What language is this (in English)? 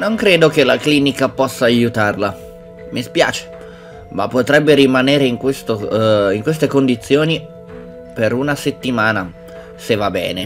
Italian